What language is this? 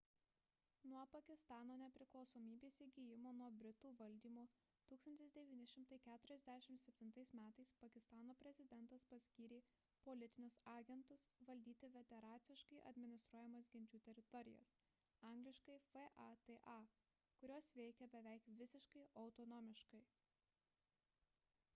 Lithuanian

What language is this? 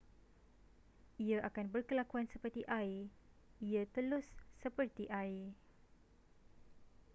Malay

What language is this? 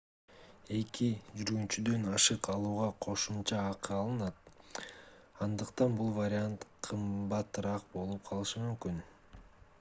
Kyrgyz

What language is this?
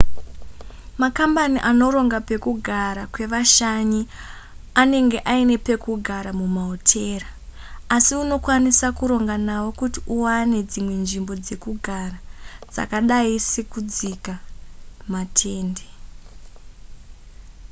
Shona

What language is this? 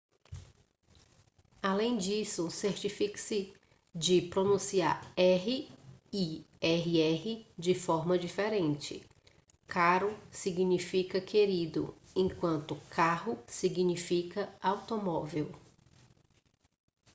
Portuguese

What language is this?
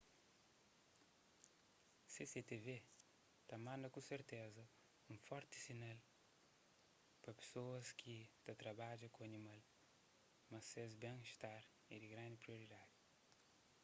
Kabuverdianu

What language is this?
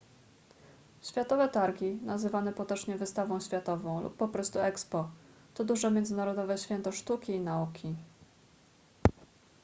Polish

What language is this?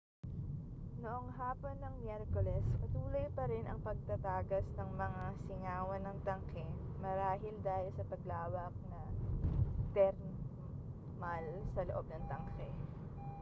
Filipino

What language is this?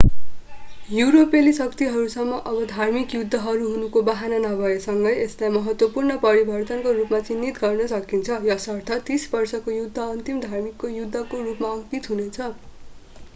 Nepali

